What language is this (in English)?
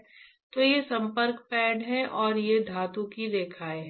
Hindi